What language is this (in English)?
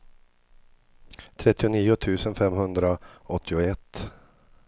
Swedish